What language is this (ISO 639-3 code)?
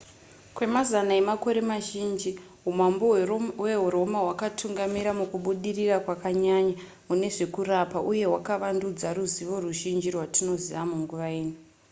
sna